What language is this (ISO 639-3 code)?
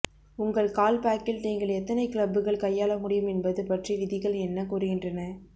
tam